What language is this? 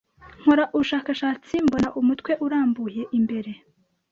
Kinyarwanda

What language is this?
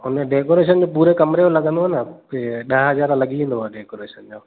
Sindhi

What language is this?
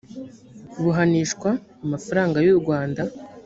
Kinyarwanda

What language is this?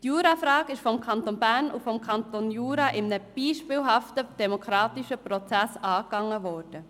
Swiss German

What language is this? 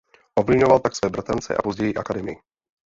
Czech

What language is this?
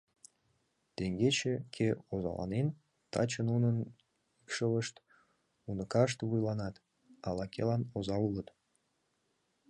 Mari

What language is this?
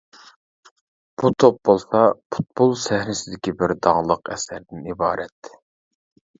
Uyghur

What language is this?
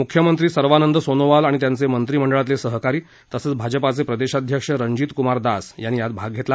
Marathi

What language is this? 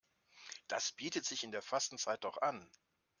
German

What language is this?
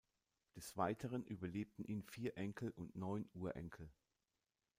German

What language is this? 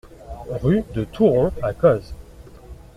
French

